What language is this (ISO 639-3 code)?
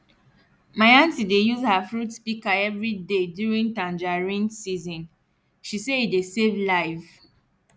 pcm